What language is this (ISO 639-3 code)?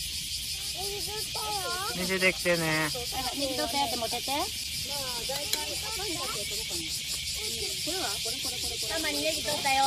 jpn